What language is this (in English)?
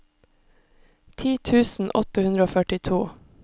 Norwegian